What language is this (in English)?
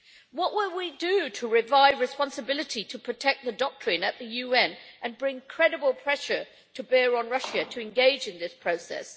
English